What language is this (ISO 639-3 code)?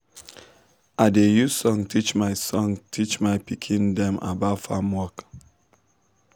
pcm